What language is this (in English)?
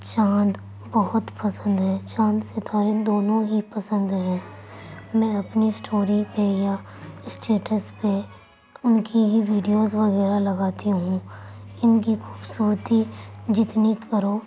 Urdu